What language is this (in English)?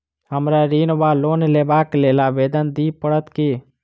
Maithili